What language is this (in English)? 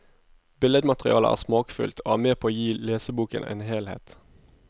Norwegian